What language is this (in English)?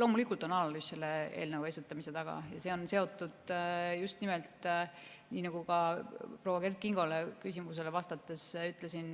Estonian